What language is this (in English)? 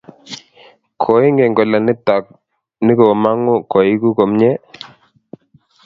Kalenjin